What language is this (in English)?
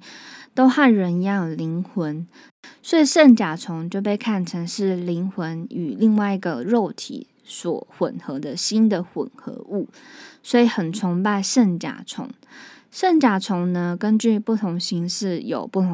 Chinese